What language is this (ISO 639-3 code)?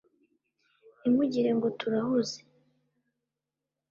kin